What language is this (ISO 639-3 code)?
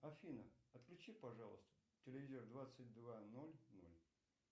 rus